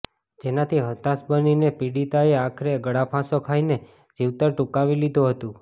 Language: Gujarati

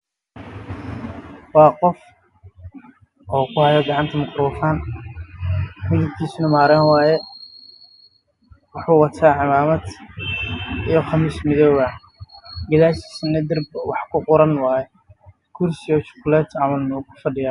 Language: Somali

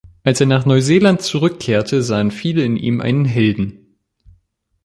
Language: German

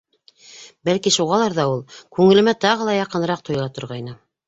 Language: Bashkir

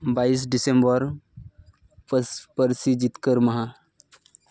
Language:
Santali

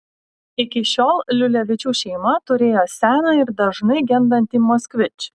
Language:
Lithuanian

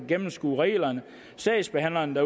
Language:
Danish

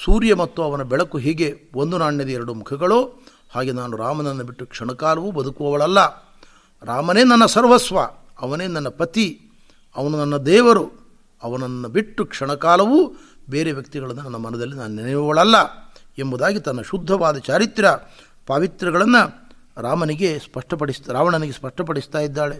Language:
Kannada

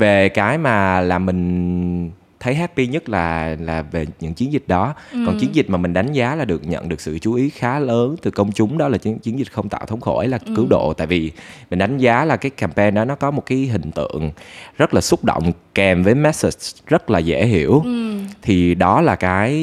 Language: Vietnamese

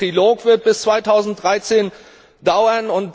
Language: German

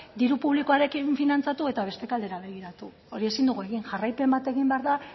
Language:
Basque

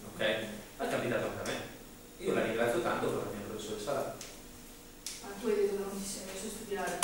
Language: Italian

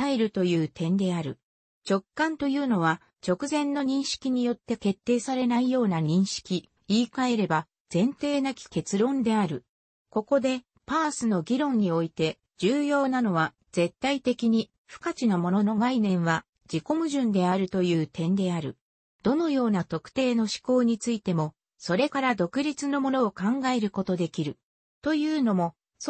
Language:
Japanese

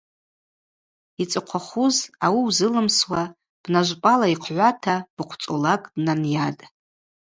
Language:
Abaza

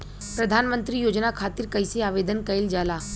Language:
Bhojpuri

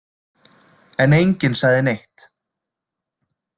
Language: Icelandic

